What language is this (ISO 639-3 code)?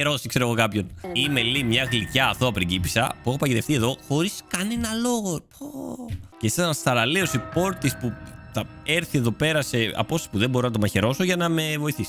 ell